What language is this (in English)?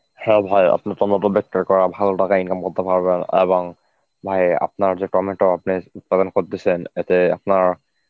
Bangla